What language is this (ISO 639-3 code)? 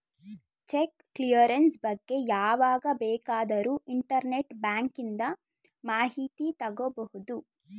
kan